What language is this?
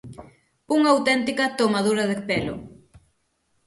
Galician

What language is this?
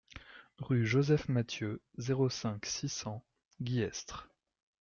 French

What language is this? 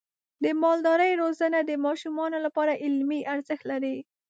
Pashto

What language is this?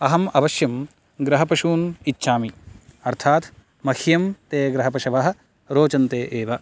Sanskrit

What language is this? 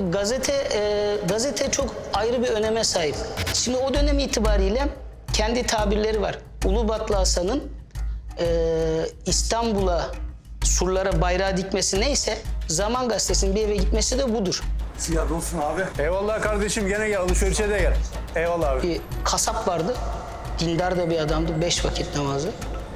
Turkish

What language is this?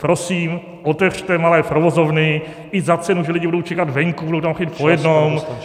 Czech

